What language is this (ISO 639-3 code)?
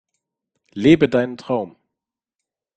deu